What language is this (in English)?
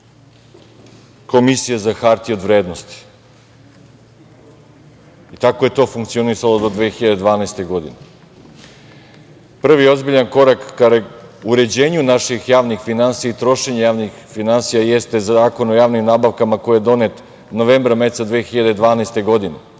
Serbian